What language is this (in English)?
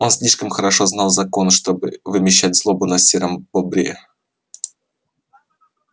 Russian